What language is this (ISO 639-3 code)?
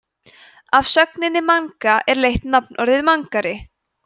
isl